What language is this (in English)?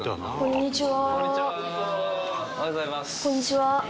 Japanese